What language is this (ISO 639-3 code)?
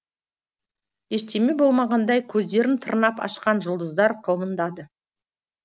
kaz